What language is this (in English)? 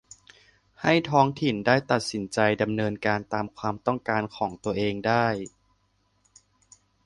Thai